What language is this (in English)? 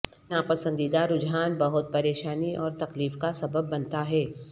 Urdu